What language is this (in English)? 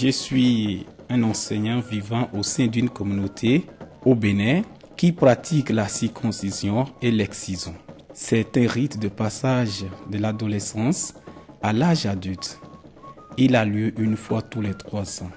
French